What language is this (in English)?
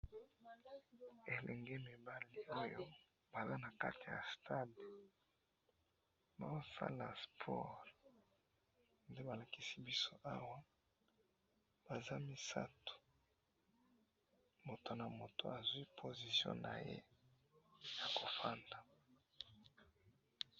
Lingala